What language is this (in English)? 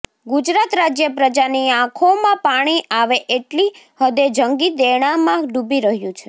Gujarati